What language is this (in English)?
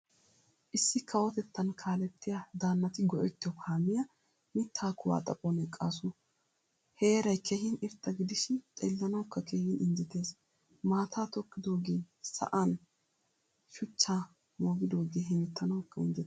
Wolaytta